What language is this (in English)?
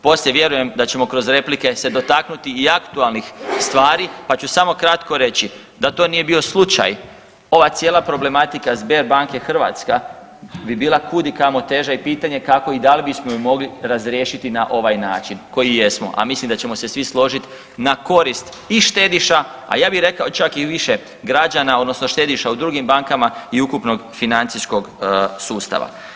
Croatian